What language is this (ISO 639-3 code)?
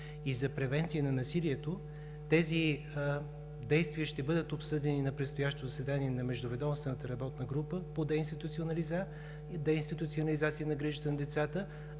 bul